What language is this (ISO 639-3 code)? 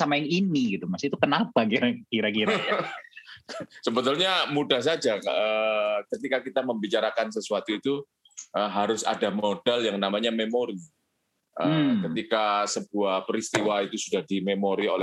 ind